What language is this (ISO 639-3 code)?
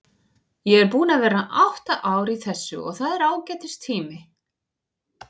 isl